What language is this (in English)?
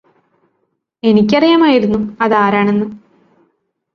Malayalam